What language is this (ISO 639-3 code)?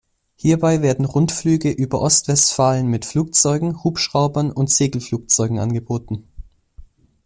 deu